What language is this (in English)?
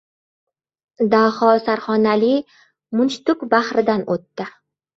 Uzbek